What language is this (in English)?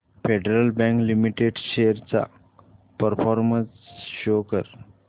Marathi